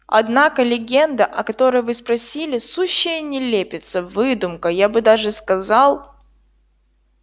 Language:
Russian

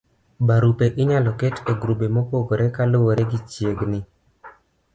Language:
Luo (Kenya and Tanzania)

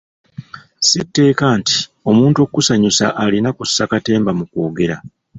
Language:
Ganda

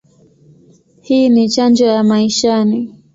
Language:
Swahili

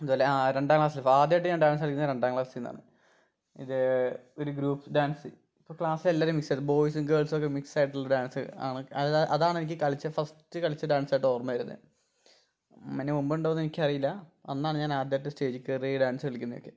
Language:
Malayalam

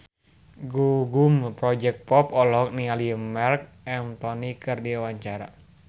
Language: Sundanese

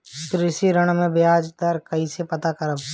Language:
Bhojpuri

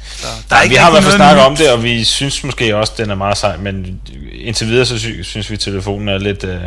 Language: Danish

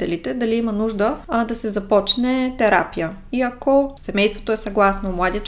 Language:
Bulgarian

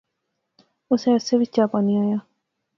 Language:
Pahari-Potwari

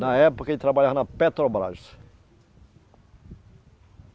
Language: Portuguese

